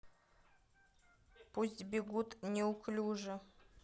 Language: Russian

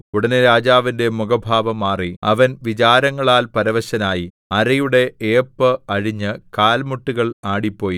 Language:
Malayalam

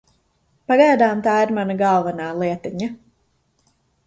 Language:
Latvian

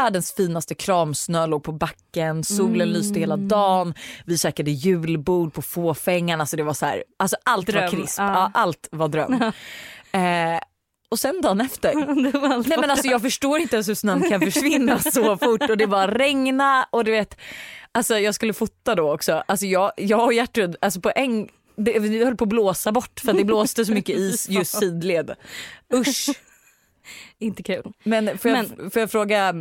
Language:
Swedish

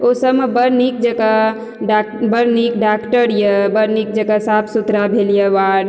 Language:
Maithili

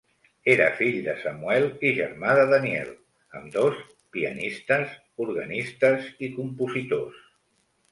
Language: Catalan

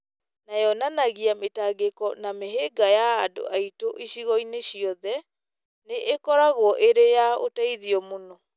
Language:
Kikuyu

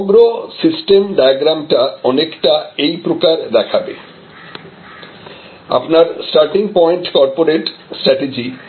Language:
Bangla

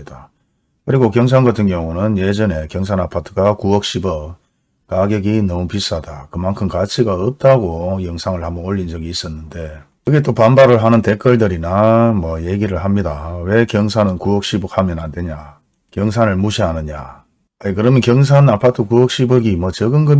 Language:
Korean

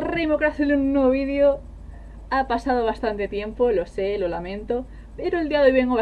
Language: Spanish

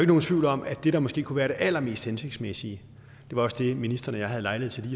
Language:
Danish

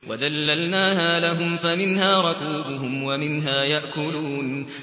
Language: Arabic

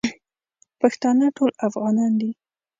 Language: Pashto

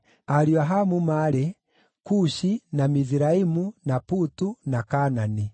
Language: Kikuyu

